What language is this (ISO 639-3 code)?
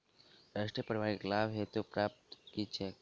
mai